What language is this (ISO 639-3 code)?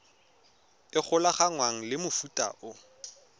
tsn